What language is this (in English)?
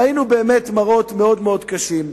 Hebrew